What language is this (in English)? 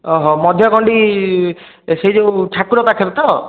Odia